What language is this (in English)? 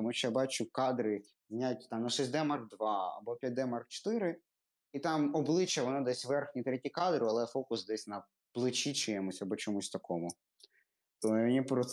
Ukrainian